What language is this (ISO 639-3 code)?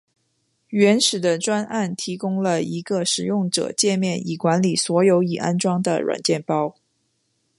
zho